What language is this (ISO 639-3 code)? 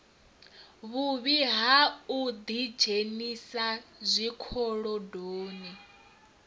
ven